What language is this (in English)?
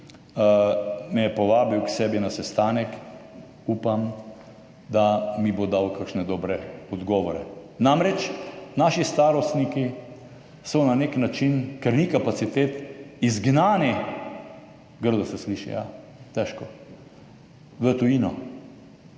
Slovenian